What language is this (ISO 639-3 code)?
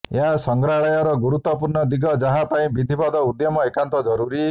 ori